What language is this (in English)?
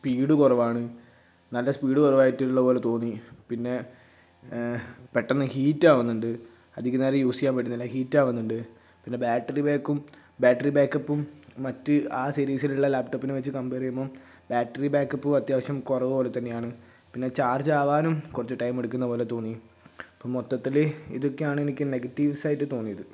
Malayalam